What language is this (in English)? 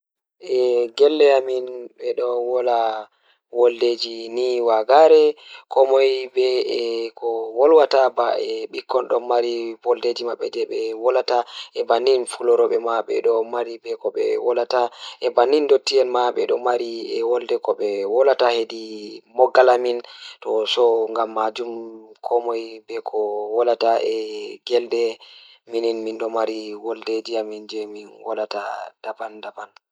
Fula